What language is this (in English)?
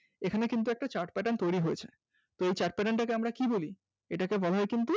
Bangla